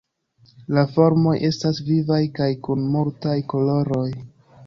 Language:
Esperanto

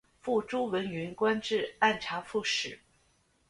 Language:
Chinese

